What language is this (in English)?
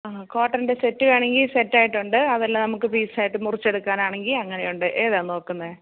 Malayalam